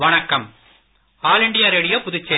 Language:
Tamil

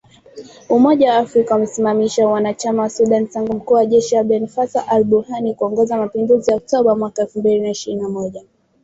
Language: Swahili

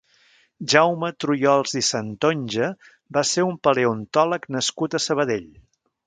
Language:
Catalan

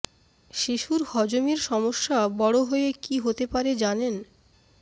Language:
Bangla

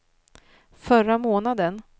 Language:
Swedish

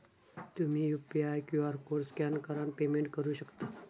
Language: Marathi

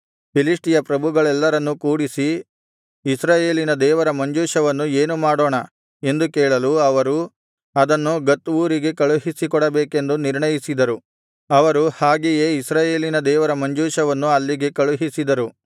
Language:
Kannada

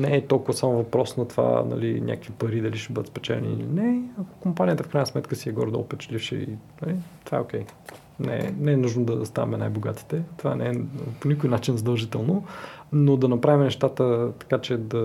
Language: Bulgarian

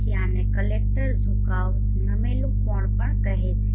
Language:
Gujarati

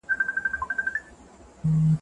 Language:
Pashto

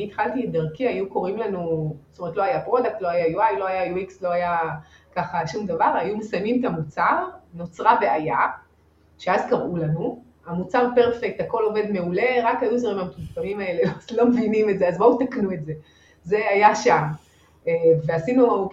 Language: Hebrew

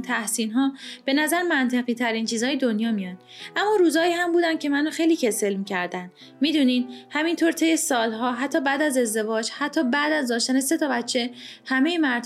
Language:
Persian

